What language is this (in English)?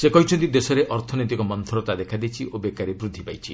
Odia